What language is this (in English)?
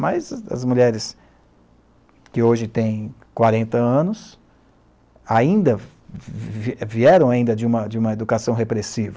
Portuguese